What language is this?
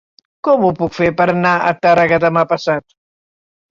Catalan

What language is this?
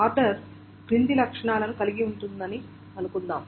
Telugu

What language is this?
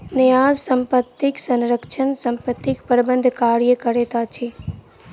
Maithili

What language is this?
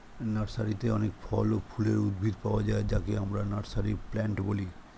Bangla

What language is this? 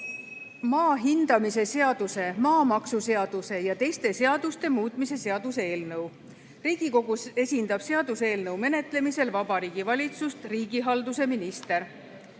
Estonian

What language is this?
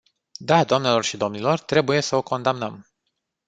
Romanian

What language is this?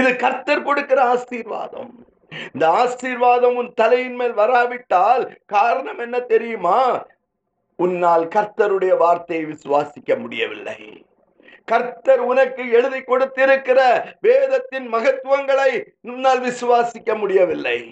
Tamil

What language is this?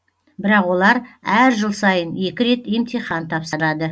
Kazakh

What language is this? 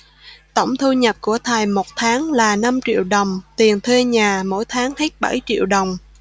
Vietnamese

